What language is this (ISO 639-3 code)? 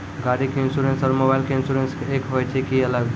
mai